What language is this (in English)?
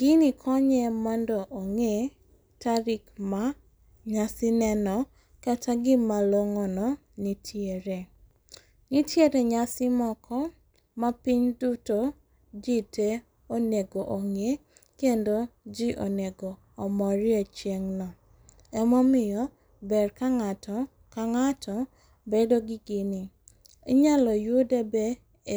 Luo (Kenya and Tanzania)